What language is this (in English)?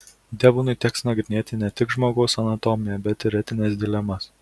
Lithuanian